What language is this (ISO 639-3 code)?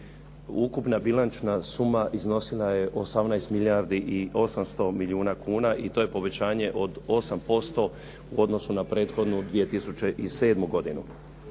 hrv